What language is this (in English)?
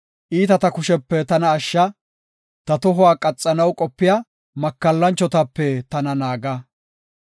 Gofa